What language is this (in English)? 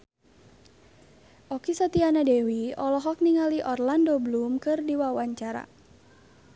Sundanese